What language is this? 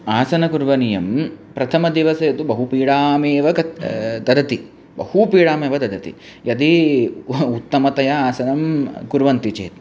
Sanskrit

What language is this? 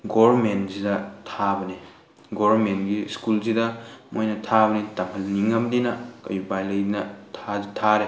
Manipuri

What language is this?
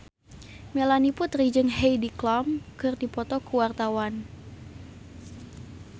Sundanese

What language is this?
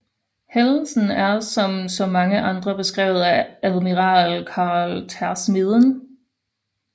Danish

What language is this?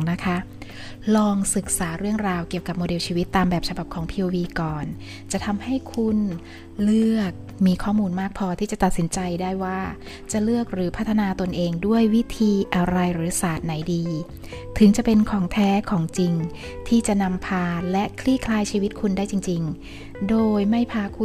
Thai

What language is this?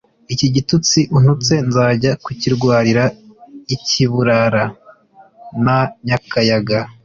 Kinyarwanda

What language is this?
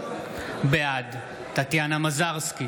Hebrew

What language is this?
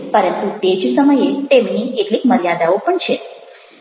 Gujarati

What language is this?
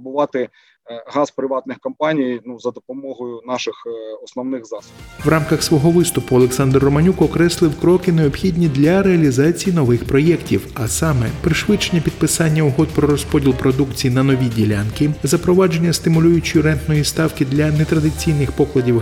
Ukrainian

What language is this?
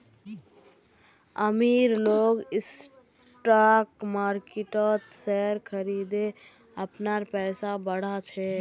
Magahi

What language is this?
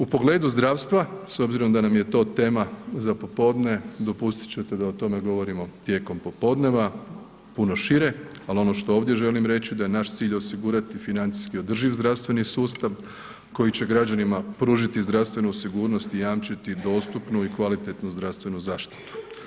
Croatian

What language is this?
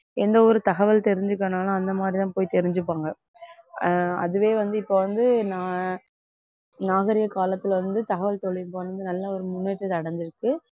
Tamil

